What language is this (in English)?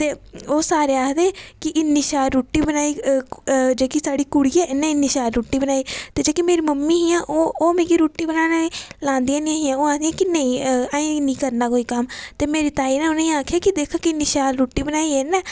Dogri